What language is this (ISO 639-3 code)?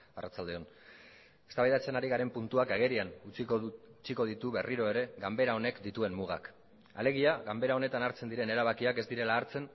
eus